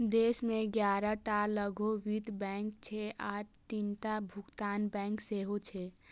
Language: Maithili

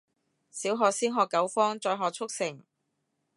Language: Cantonese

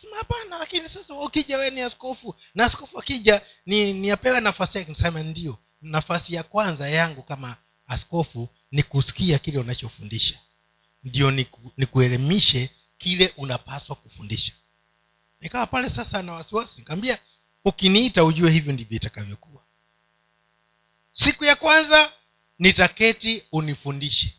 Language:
Swahili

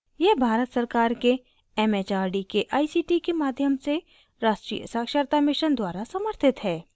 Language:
Hindi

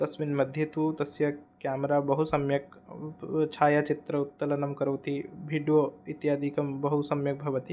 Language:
Sanskrit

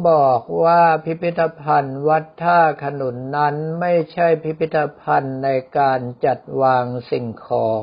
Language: Thai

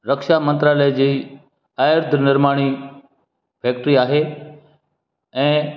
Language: Sindhi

